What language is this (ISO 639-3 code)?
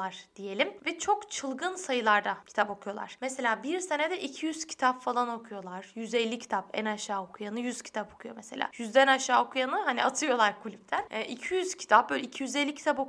tur